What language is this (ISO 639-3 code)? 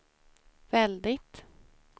swe